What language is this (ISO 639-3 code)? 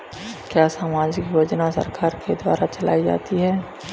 hin